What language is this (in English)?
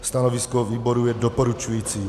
Czech